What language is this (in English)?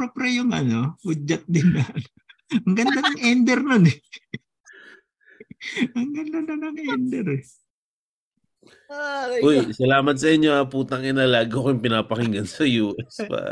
Filipino